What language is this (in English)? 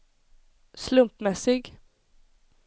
Swedish